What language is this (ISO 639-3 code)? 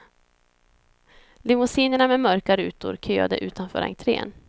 swe